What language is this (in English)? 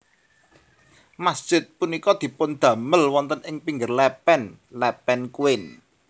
Javanese